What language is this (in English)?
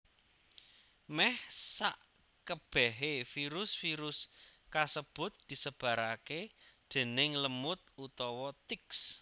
Javanese